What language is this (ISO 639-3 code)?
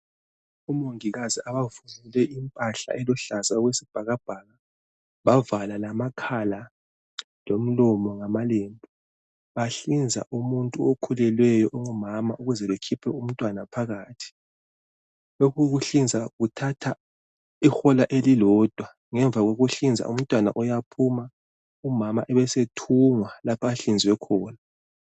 nde